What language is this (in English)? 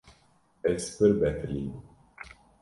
Kurdish